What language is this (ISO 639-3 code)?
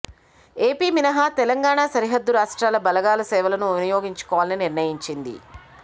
tel